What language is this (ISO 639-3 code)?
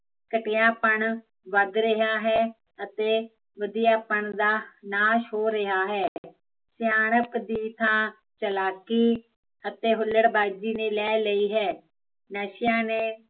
pan